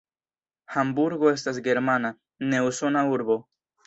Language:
Esperanto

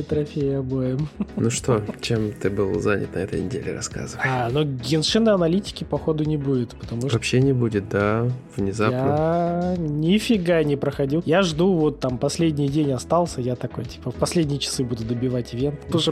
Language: Russian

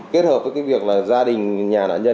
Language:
Vietnamese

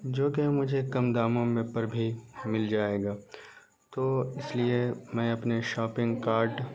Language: Urdu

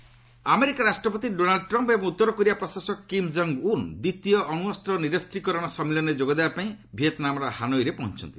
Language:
Odia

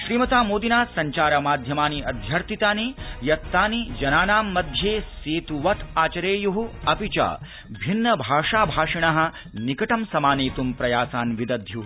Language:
Sanskrit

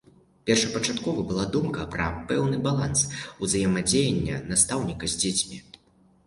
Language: Belarusian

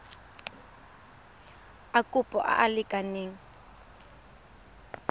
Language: Tswana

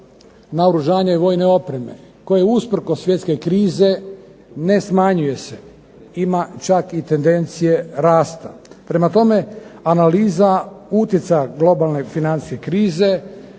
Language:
Croatian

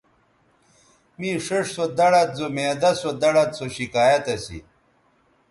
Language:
Bateri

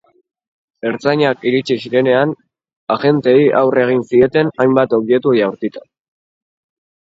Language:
Basque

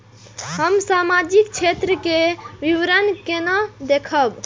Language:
Maithili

